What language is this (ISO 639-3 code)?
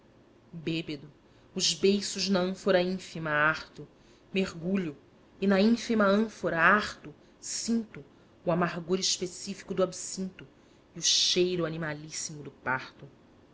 por